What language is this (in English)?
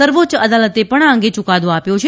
Gujarati